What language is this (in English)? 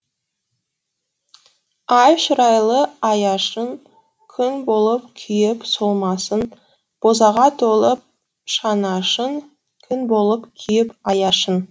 Kazakh